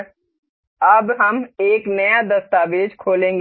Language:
Hindi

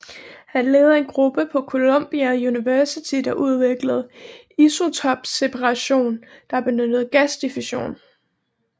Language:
Danish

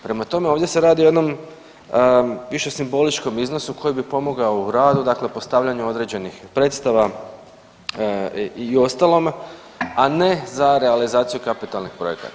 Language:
Croatian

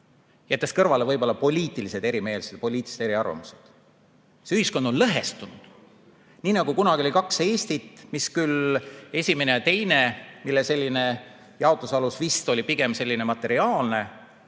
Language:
Estonian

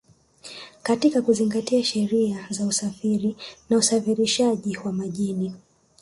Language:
Swahili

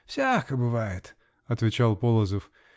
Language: Russian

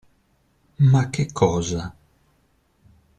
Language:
Italian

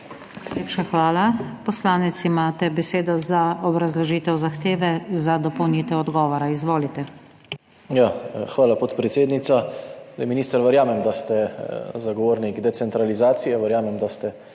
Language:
Slovenian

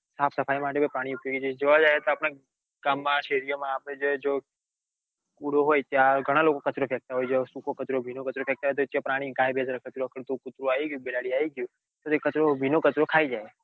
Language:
Gujarati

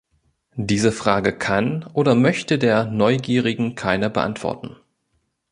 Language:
German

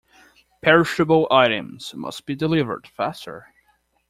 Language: English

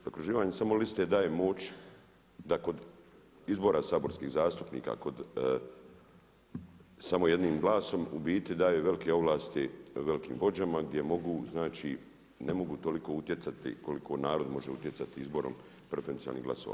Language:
Croatian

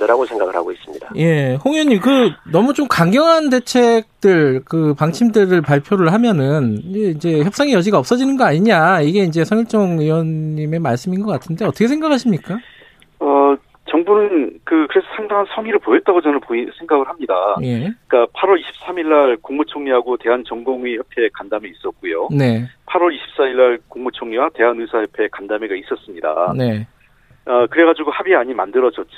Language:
Korean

